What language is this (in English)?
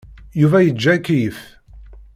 Kabyle